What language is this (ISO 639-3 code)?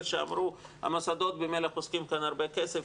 heb